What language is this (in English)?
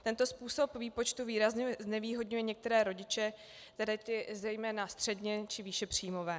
Czech